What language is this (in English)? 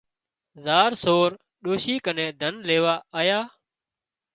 Wadiyara Koli